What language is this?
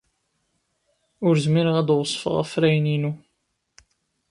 Kabyle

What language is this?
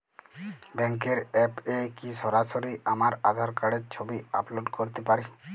Bangla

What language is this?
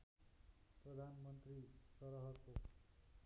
Nepali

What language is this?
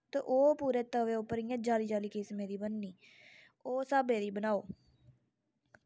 Dogri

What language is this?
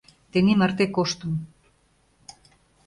Mari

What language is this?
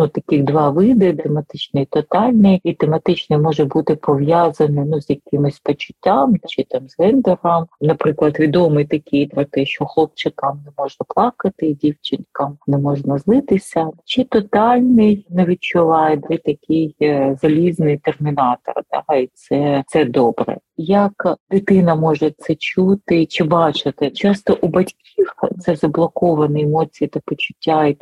Ukrainian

